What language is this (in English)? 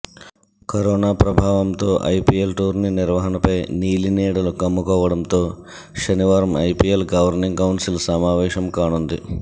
Telugu